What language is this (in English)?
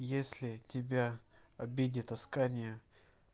Russian